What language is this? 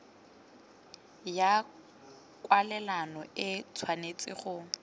Tswana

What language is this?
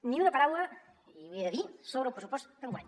Catalan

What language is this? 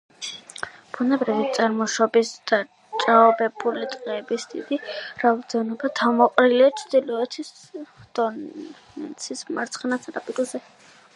Georgian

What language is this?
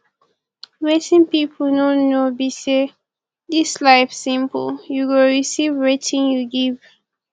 Nigerian Pidgin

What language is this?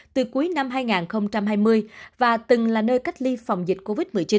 Vietnamese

